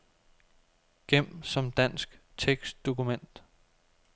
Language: Danish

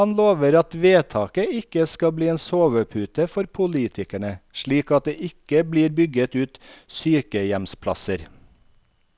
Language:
Norwegian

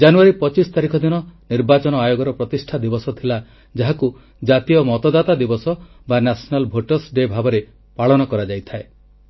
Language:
Odia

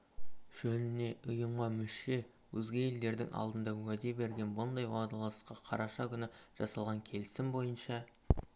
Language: Kazakh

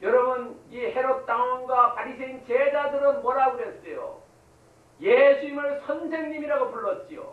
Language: Korean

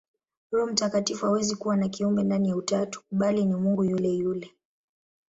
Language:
Swahili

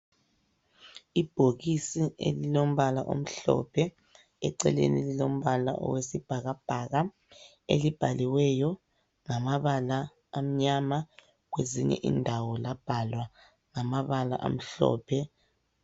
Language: North Ndebele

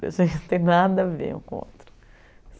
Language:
Portuguese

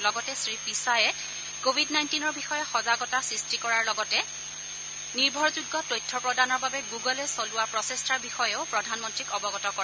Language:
Assamese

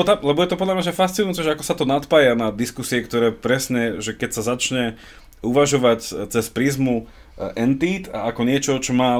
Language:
Slovak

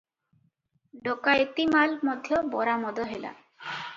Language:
Odia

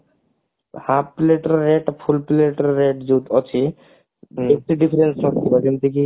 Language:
Odia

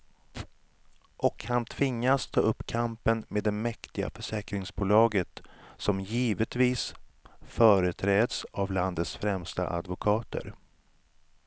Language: Swedish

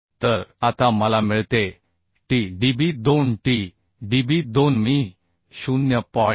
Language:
Marathi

